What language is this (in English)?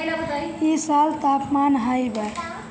Bhojpuri